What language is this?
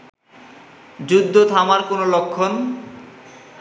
Bangla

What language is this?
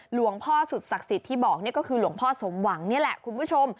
Thai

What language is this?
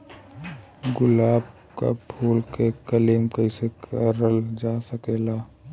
Bhojpuri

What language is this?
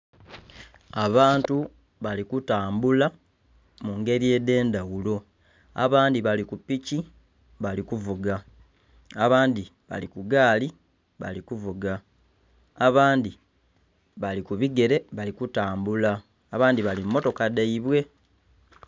Soga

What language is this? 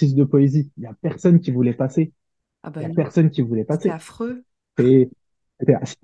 French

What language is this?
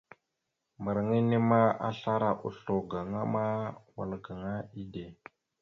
Mada (Cameroon)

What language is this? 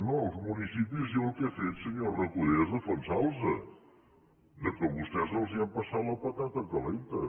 Catalan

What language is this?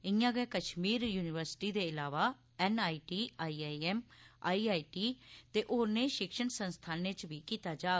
Dogri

